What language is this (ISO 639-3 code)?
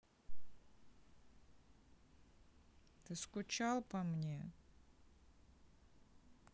rus